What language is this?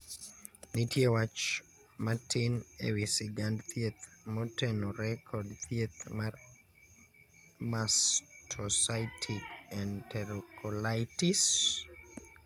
Luo (Kenya and Tanzania)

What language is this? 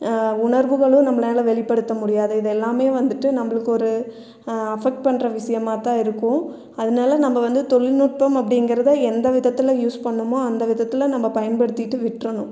Tamil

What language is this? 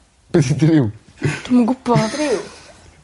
Welsh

